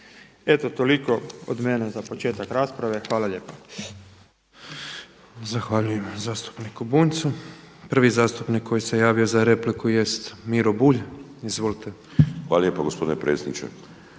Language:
Croatian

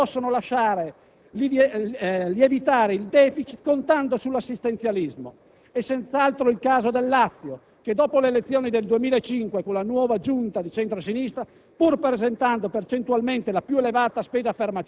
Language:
Italian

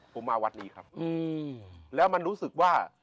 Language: Thai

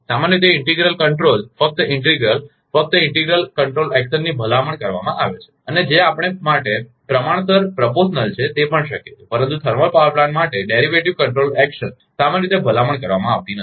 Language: Gujarati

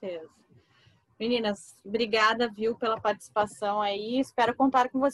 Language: Portuguese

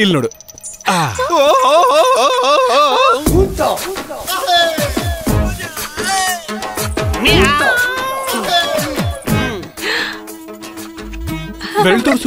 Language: Kannada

